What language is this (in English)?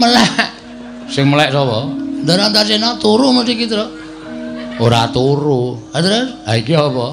Indonesian